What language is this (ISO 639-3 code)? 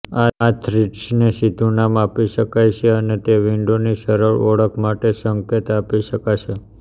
guj